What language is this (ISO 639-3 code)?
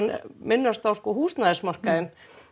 isl